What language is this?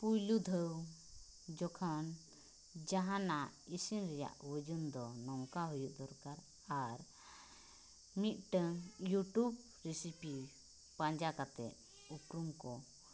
Santali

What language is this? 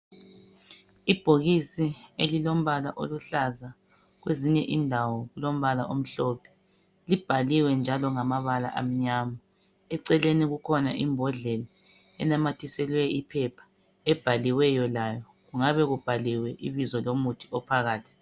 North Ndebele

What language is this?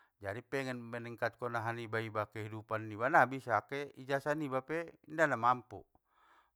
Batak Mandailing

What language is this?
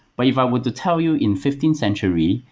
English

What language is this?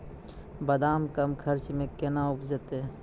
Maithili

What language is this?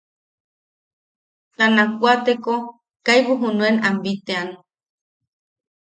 Yaqui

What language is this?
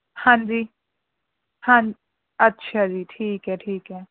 Punjabi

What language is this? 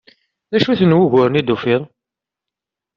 Kabyle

